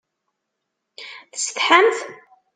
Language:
Kabyle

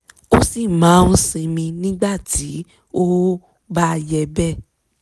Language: Yoruba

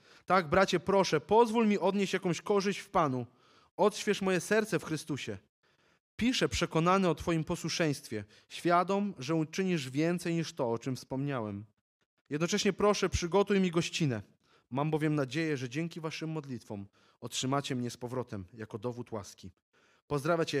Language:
Polish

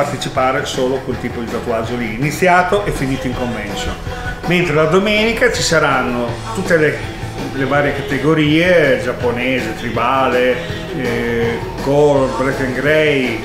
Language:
Italian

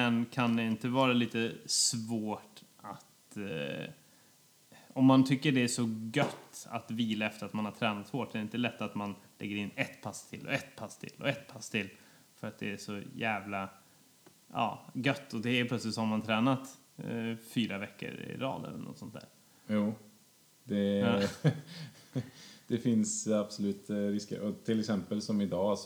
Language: Swedish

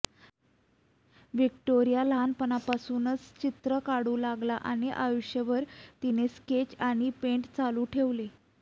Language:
Marathi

